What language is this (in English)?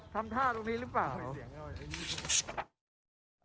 Thai